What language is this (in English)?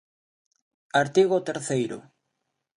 Galician